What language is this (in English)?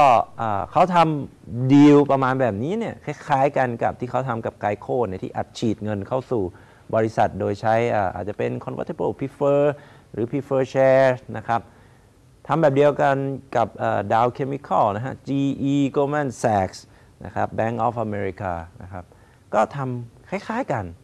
Thai